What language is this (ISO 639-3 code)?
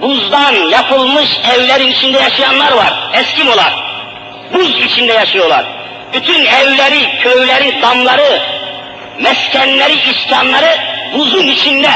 tur